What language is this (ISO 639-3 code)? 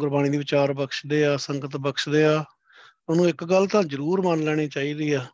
pan